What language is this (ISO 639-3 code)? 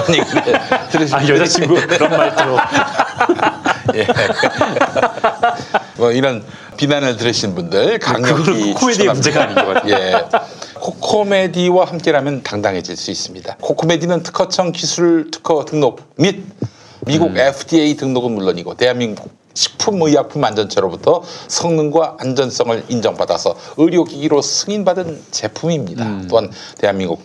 kor